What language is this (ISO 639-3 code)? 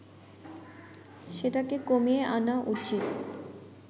ben